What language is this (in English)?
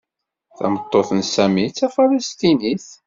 Kabyle